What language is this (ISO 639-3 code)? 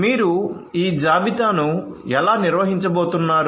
tel